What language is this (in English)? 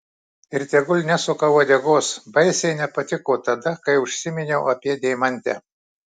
Lithuanian